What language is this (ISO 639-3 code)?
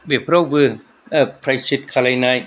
brx